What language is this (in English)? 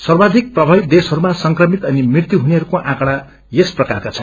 Nepali